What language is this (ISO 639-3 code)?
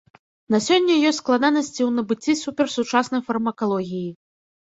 bel